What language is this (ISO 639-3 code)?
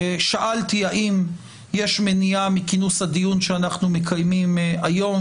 heb